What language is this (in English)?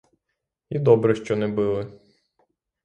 Ukrainian